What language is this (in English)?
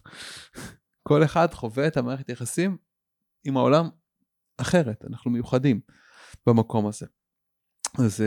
Hebrew